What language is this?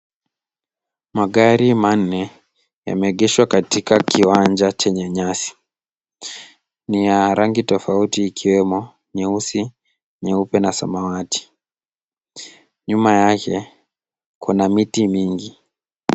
Swahili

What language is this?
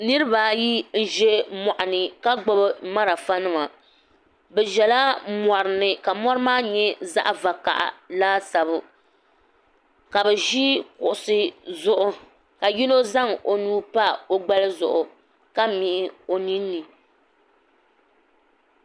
Dagbani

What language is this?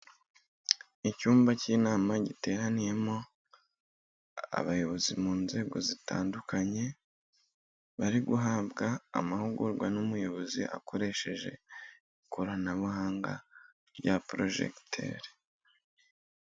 Kinyarwanda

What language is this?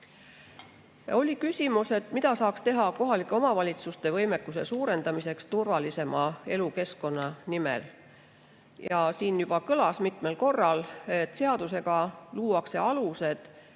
Estonian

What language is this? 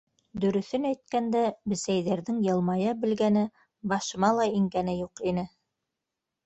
Bashkir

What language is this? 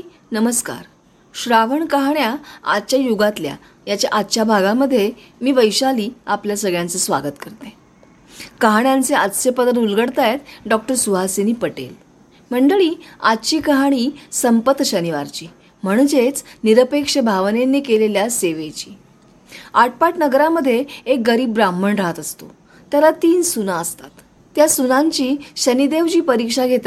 Marathi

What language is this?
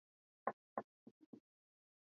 Swahili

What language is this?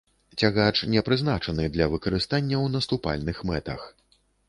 Belarusian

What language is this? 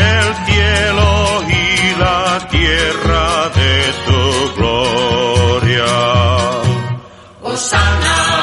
Spanish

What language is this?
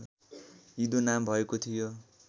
Nepali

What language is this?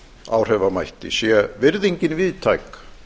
Icelandic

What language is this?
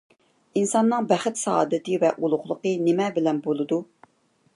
Uyghur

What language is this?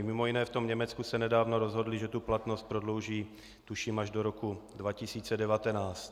Czech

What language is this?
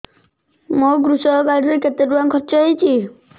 Odia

